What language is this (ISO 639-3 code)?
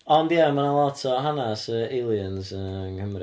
cym